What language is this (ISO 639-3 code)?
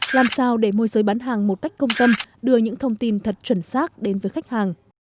vie